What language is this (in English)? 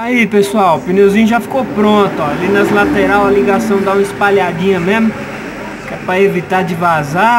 Portuguese